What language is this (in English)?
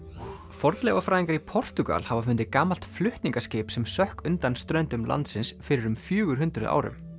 Icelandic